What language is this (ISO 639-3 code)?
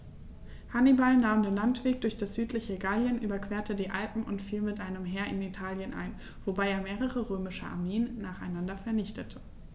deu